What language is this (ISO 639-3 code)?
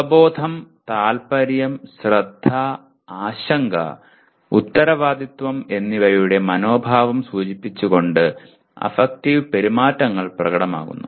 mal